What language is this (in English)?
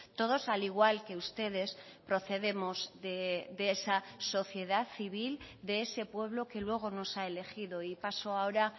Spanish